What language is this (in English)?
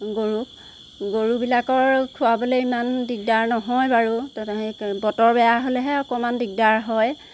Assamese